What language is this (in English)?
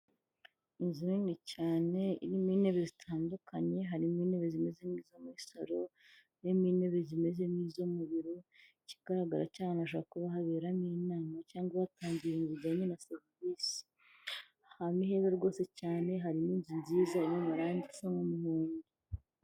Kinyarwanda